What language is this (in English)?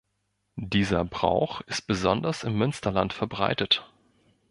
German